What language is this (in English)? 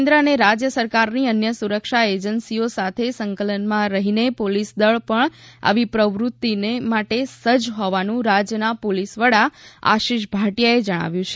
Gujarati